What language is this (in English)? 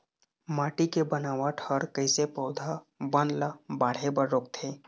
Chhattisgarhi